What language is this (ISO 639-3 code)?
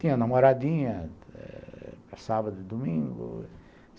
por